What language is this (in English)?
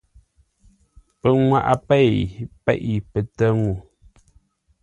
Ngombale